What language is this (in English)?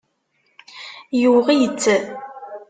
Kabyle